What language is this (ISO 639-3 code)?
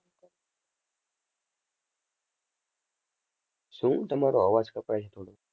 guj